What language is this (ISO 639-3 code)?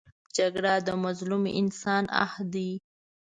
pus